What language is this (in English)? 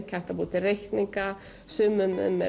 Icelandic